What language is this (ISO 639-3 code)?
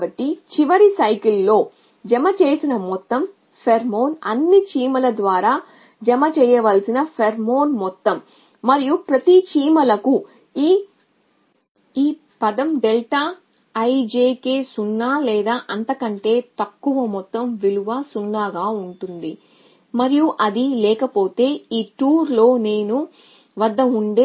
tel